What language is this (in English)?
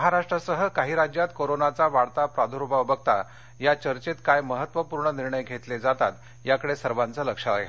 Marathi